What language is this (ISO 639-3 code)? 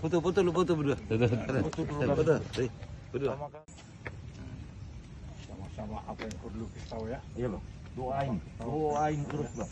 ind